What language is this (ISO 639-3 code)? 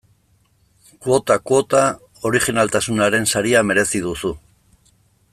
eus